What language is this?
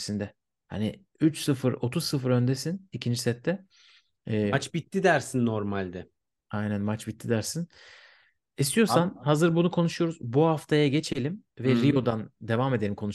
Turkish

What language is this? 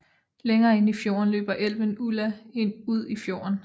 Danish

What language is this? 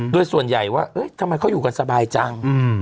Thai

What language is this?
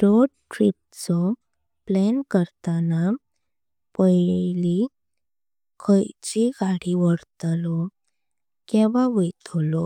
Konkani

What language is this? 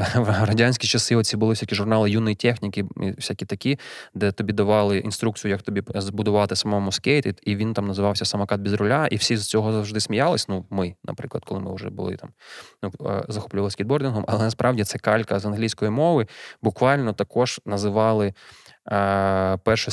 Ukrainian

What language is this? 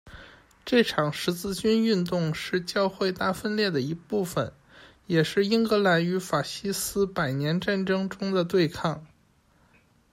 Chinese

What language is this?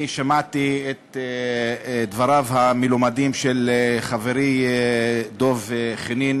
Hebrew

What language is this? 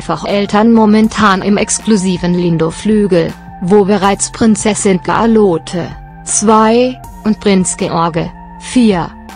German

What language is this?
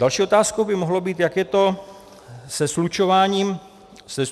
Czech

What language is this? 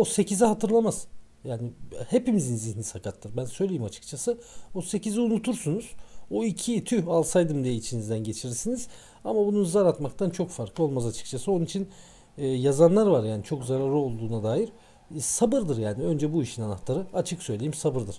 Turkish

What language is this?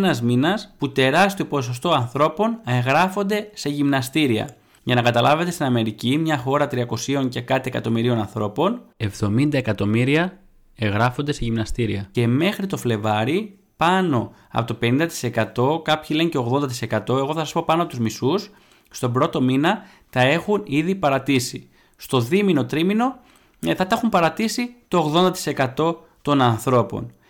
Greek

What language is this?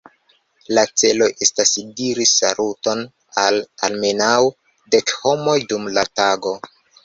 Esperanto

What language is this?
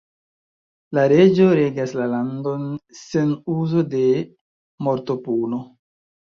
Esperanto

